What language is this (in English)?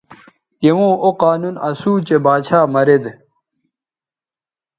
Bateri